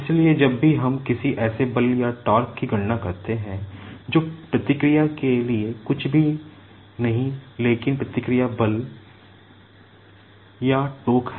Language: Hindi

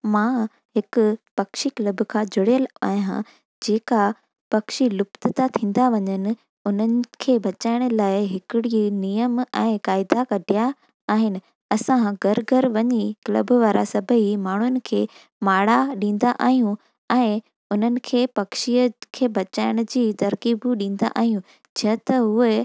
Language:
Sindhi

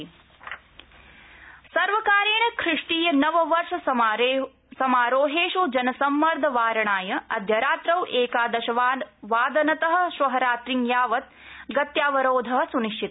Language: Sanskrit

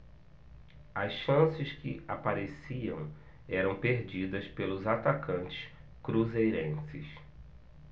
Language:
Portuguese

